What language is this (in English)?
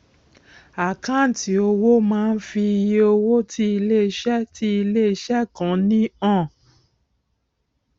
Yoruba